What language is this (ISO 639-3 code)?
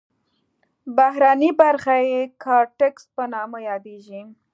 pus